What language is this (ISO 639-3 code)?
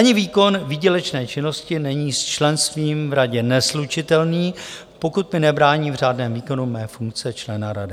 ces